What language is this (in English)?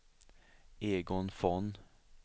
Swedish